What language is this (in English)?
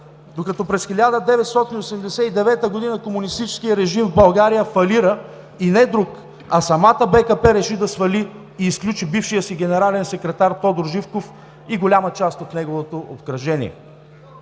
Bulgarian